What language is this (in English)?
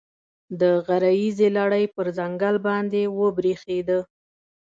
Pashto